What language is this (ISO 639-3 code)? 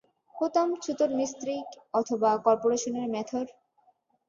ben